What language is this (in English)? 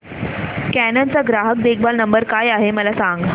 Marathi